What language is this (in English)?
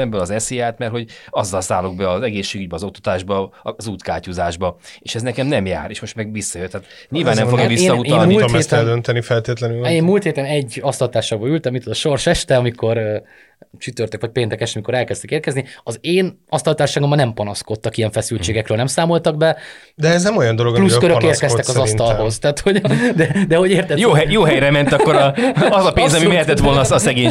Hungarian